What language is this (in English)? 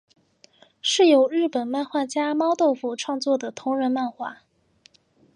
Chinese